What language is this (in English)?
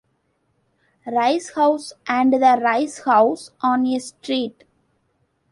English